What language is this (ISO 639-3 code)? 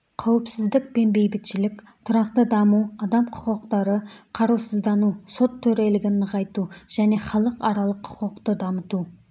kaz